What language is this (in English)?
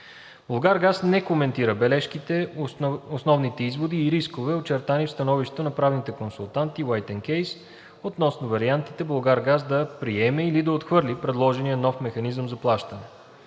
Bulgarian